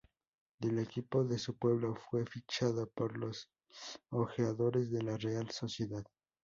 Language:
Spanish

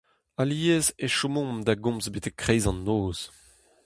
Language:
Breton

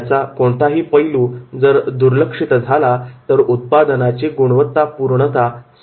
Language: Marathi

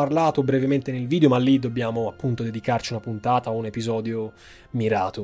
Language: Italian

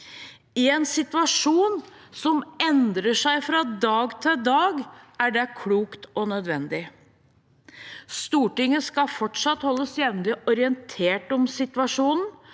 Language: Norwegian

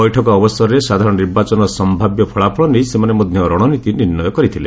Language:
Odia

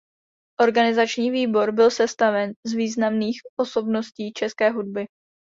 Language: Czech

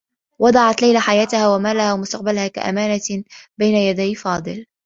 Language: Arabic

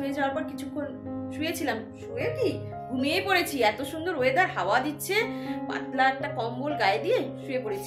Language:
Romanian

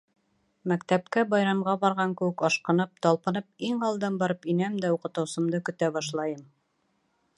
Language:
Bashkir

